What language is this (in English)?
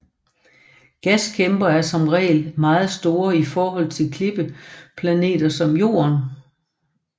Danish